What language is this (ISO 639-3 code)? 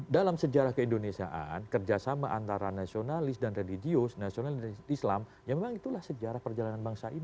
ind